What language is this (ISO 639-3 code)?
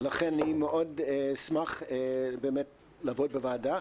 heb